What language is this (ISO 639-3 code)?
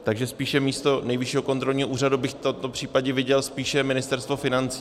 ces